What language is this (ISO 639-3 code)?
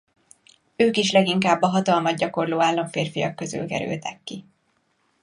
hun